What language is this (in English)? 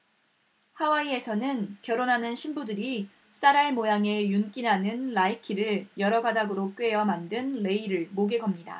Korean